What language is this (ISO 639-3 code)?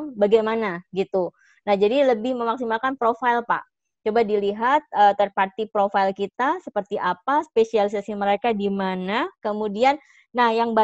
ind